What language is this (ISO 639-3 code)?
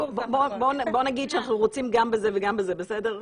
heb